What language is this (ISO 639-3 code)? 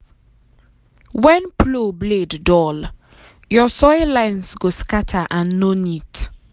pcm